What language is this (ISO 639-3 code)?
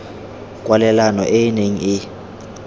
tsn